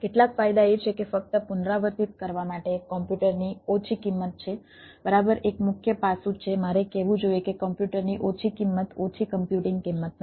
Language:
Gujarati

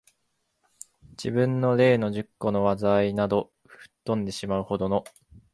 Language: Japanese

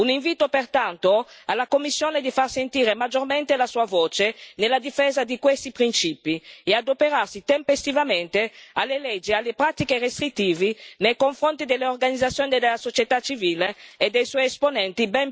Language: Italian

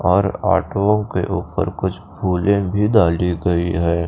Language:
Hindi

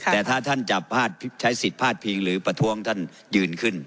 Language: Thai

